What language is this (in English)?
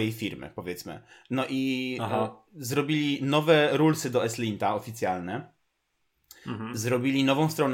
Polish